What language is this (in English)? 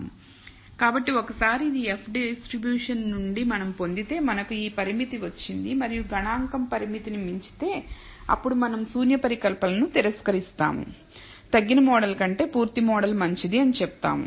Telugu